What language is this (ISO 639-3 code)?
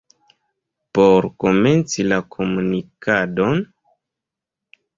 epo